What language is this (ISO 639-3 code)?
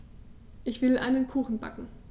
deu